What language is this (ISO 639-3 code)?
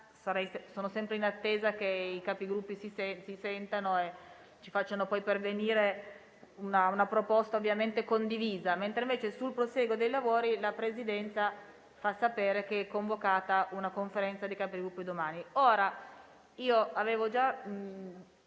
ita